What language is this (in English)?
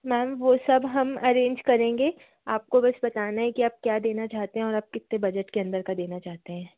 Hindi